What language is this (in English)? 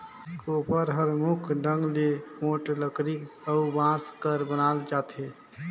Chhattisgarhi